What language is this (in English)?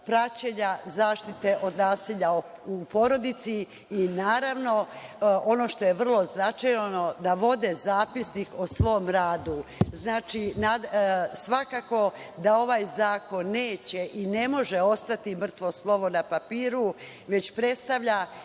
Serbian